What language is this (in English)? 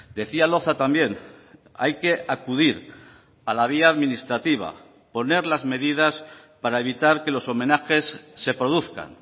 Spanish